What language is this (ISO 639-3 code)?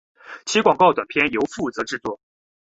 zho